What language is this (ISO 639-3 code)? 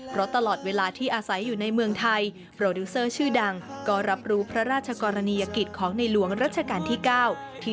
tha